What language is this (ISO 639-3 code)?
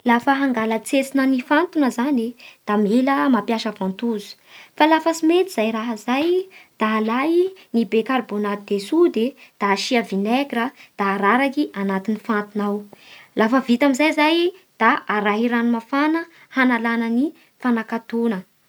bhr